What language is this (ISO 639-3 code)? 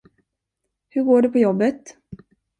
swe